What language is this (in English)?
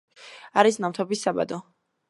Georgian